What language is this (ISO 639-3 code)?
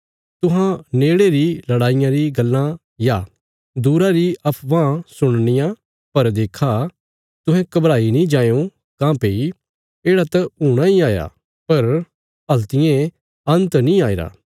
kfs